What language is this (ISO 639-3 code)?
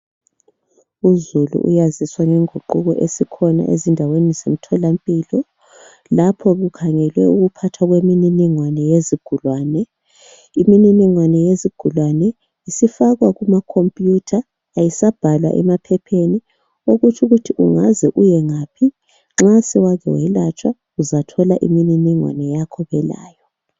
nde